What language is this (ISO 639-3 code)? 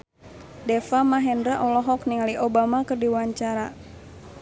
sun